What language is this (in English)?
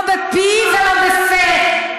Hebrew